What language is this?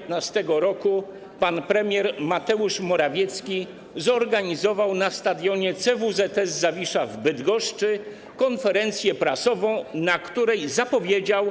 Polish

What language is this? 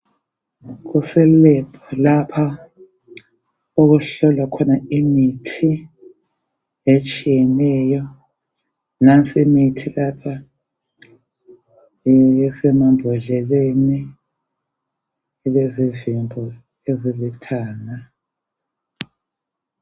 North Ndebele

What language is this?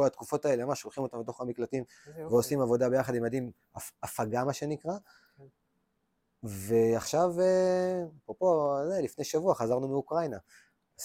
Hebrew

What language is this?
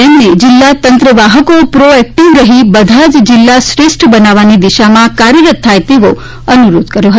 Gujarati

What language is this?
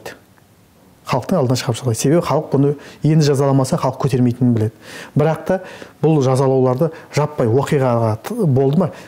Turkish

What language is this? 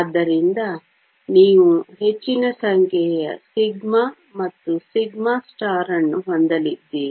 Kannada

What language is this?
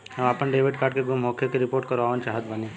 Bhojpuri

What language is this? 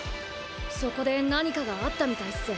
Japanese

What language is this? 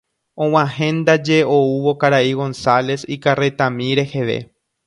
Guarani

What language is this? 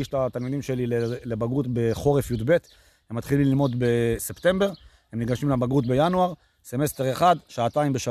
Hebrew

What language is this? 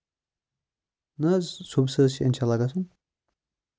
Kashmiri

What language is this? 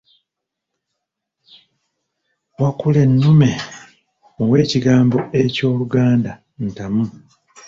Ganda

